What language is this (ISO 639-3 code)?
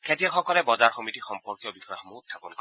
asm